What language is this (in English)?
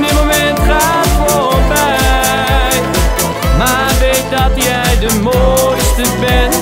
Dutch